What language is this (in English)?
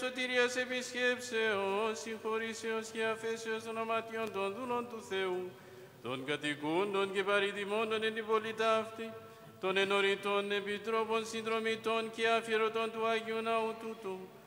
Greek